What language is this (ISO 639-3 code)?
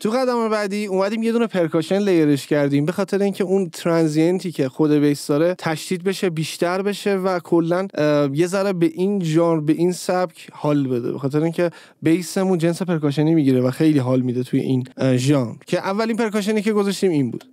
fas